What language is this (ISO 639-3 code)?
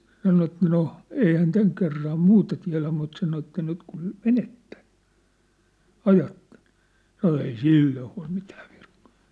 fin